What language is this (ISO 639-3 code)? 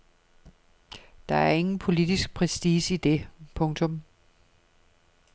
dan